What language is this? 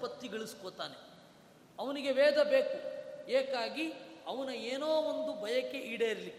Kannada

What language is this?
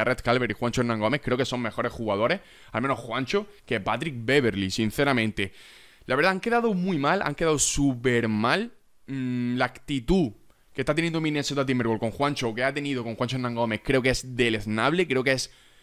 Spanish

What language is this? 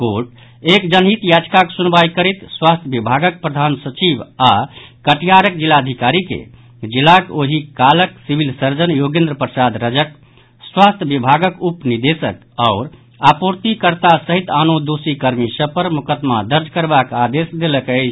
Maithili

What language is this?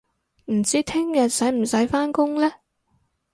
Cantonese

